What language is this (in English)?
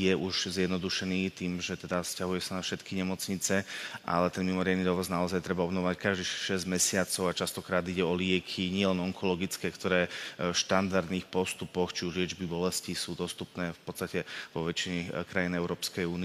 Slovak